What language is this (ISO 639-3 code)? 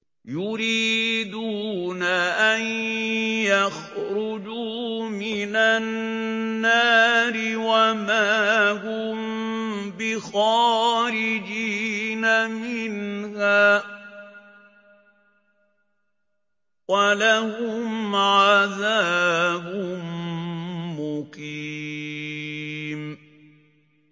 ara